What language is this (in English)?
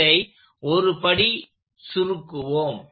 Tamil